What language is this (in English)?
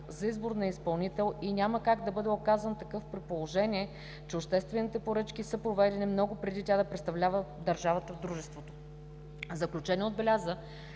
Bulgarian